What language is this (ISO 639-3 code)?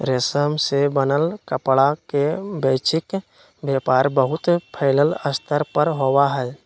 mag